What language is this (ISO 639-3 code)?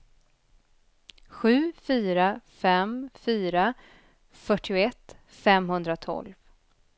swe